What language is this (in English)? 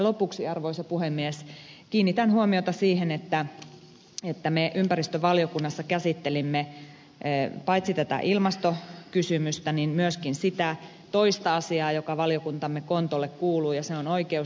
Finnish